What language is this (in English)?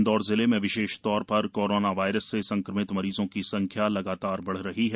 Hindi